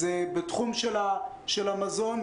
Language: Hebrew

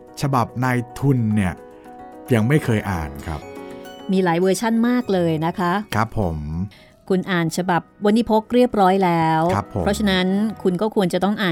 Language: Thai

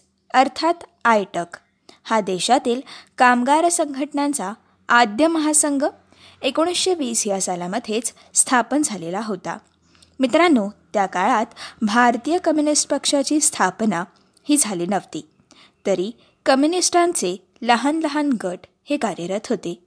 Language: Marathi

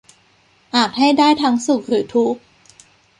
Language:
Thai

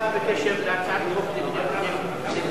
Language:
Hebrew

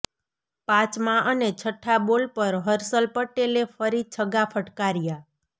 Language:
Gujarati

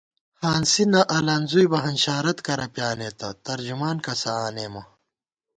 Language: Gawar-Bati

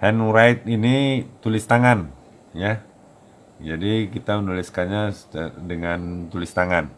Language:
Indonesian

